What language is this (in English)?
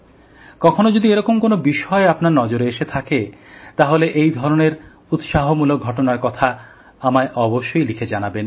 Bangla